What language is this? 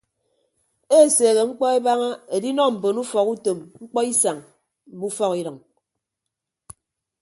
Ibibio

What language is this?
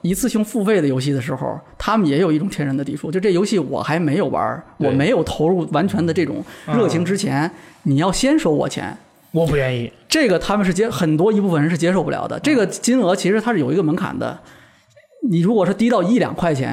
Chinese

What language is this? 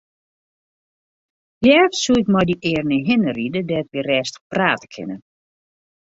Western Frisian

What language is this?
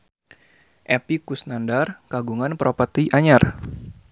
Sundanese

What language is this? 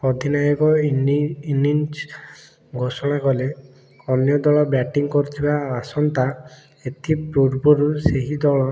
Odia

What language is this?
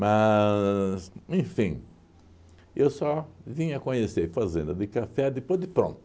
Portuguese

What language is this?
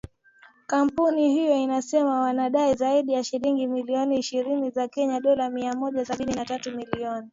Swahili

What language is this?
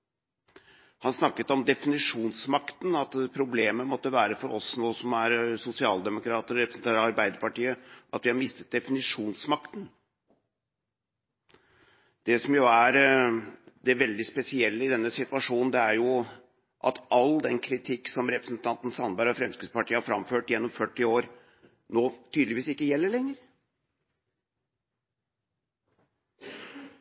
Norwegian Bokmål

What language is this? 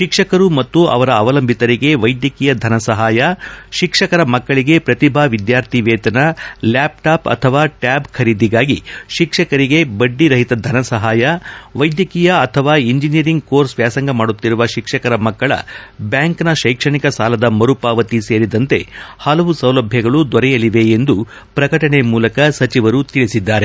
Kannada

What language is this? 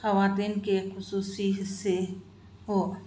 Urdu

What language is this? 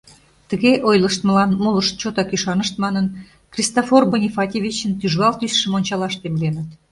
Mari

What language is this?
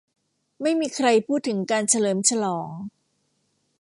Thai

